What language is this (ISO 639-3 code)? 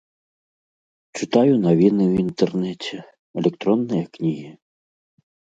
bel